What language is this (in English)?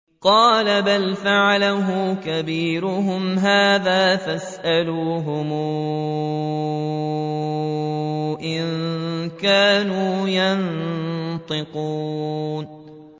Arabic